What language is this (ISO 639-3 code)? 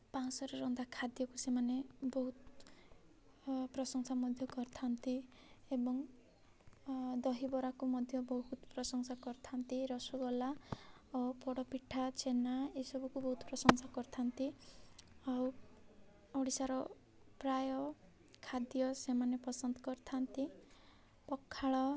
ori